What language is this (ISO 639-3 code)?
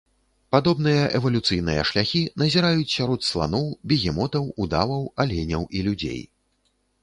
bel